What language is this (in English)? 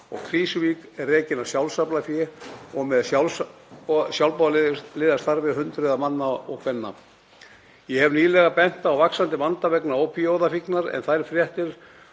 Icelandic